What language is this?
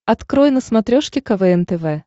Russian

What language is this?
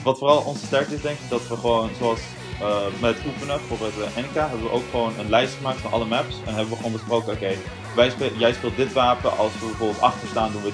Dutch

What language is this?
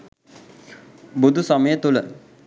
Sinhala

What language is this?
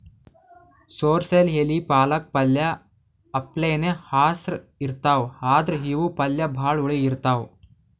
Kannada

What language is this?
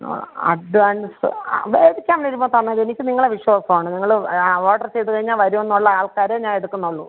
Malayalam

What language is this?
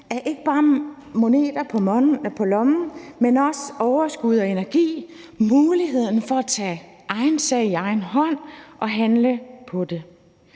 Danish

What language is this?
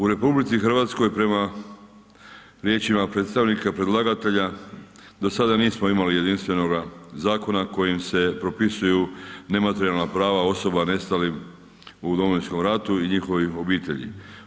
Croatian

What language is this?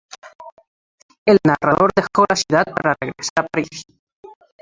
Spanish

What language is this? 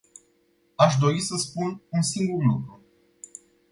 Romanian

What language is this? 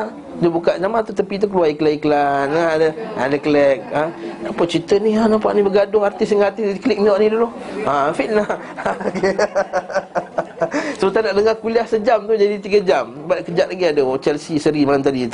Malay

